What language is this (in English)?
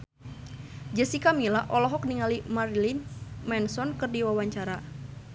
Sundanese